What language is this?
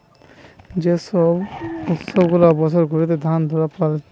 Bangla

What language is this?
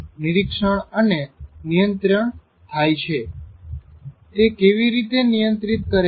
Gujarati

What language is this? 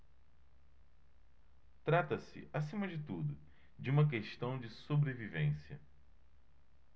Portuguese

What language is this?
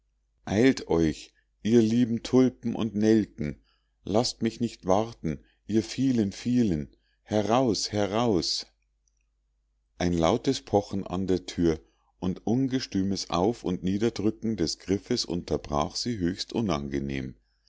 German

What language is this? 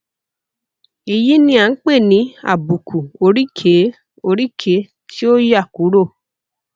Yoruba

